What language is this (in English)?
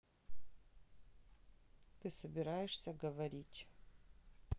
Russian